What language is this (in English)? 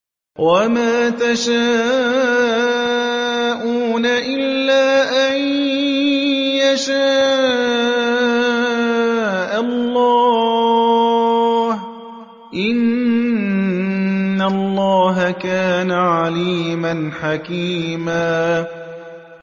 Arabic